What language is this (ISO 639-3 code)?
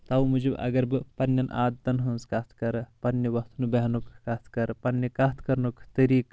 kas